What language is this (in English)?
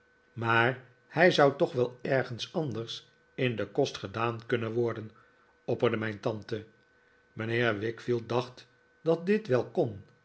Dutch